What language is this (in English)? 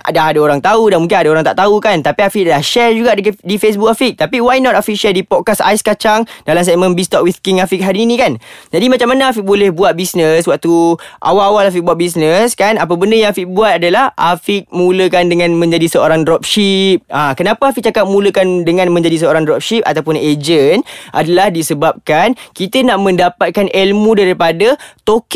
Malay